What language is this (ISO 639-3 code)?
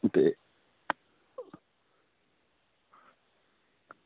doi